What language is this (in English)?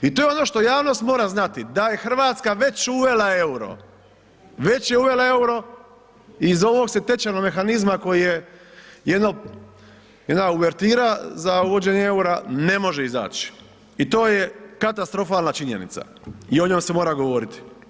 Croatian